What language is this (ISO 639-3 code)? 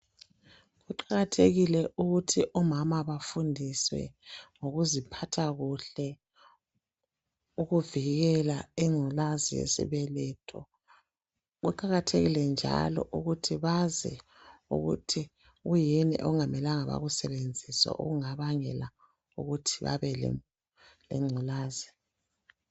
nde